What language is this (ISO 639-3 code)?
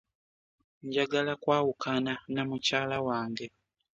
lug